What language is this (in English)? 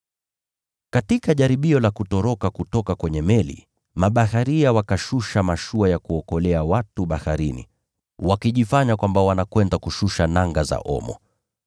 Swahili